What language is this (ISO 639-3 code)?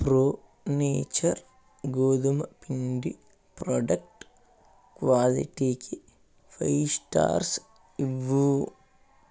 tel